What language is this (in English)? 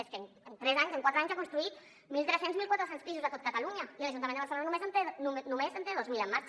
Catalan